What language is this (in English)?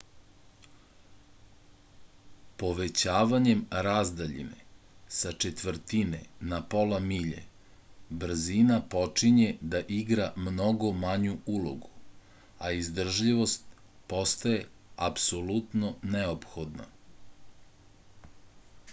Serbian